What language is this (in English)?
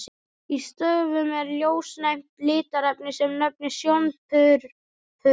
Icelandic